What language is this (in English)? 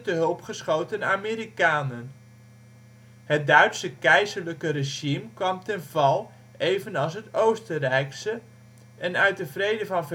Dutch